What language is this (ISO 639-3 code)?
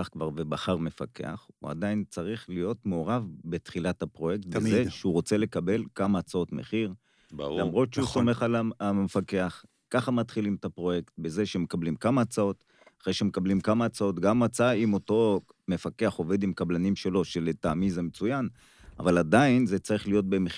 heb